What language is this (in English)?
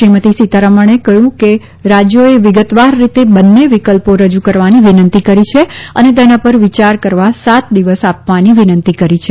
Gujarati